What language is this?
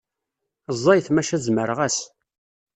Kabyle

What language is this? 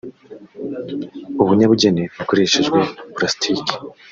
Kinyarwanda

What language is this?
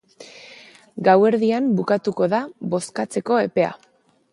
Basque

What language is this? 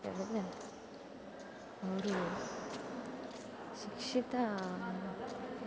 Kannada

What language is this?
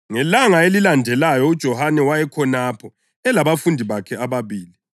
North Ndebele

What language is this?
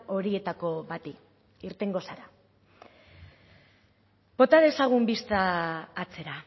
Basque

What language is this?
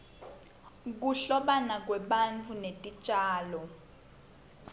Swati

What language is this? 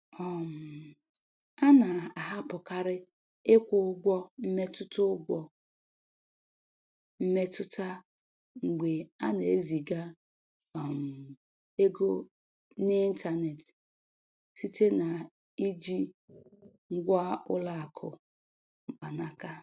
Igbo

